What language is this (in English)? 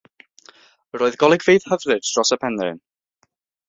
Welsh